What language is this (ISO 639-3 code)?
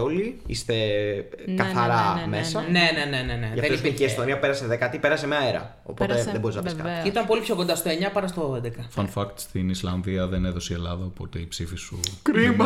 ell